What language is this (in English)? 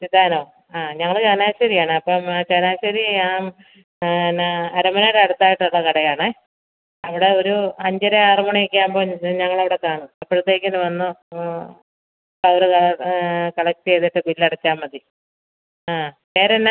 Malayalam